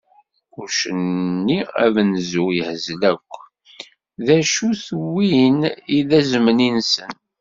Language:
Kabyle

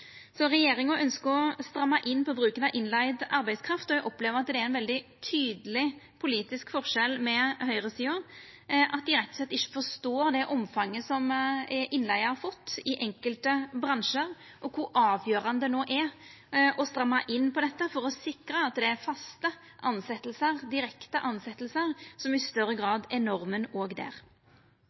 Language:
Norwegian Nynorsk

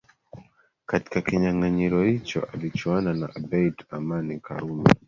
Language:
Swahili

